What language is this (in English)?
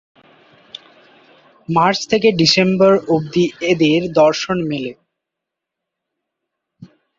Bangla